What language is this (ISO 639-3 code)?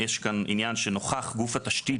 heb